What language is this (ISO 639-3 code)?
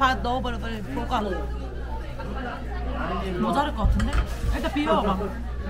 kor